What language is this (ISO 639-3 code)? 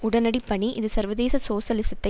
tam